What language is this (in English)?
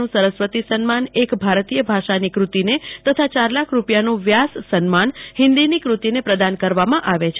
Gujarati